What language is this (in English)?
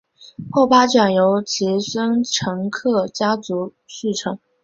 Chinese